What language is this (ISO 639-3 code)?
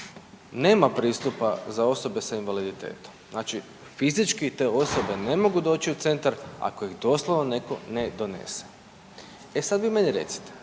hrv